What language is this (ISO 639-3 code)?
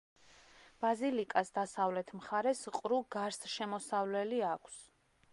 kat